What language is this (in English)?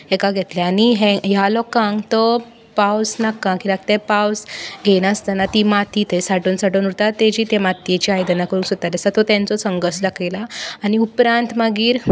Konkani